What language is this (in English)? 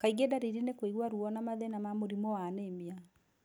Kikuyu